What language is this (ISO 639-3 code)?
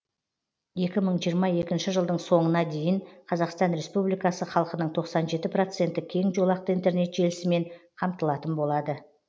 kaz